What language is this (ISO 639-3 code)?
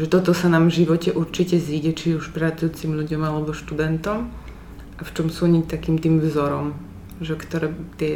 slk